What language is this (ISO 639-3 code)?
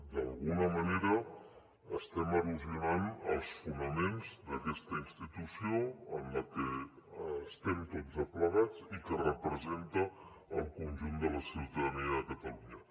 cat